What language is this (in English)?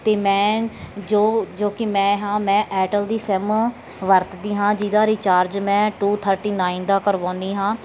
Punjabi